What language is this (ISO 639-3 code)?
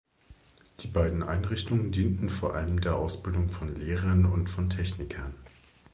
deu